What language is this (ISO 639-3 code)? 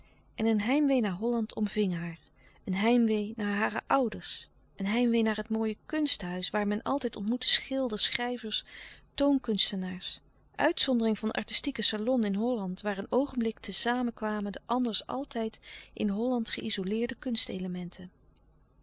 nld